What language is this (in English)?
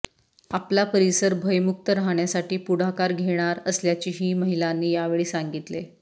Marathi